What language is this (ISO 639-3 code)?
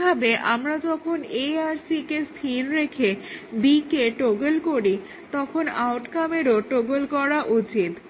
ben